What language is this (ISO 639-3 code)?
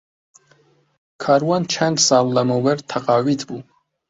ckb